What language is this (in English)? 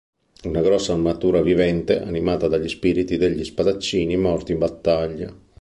Italian